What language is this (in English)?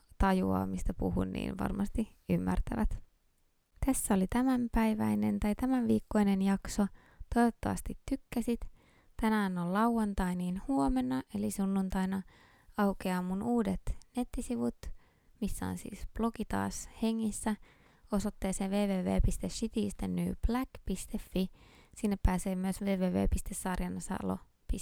Finnish